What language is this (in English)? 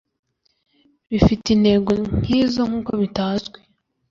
Kinyarwanda